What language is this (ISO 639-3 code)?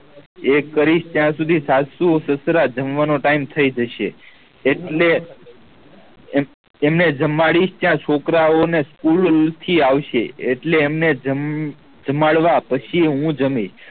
guj